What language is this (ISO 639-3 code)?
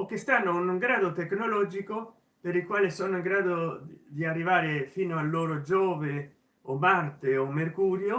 ita